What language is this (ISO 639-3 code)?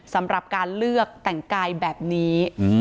tha